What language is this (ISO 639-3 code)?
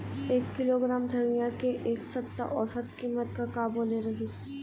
hne